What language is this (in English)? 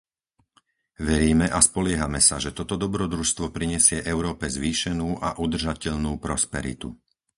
Slovak